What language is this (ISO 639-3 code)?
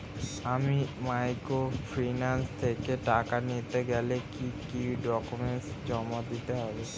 ben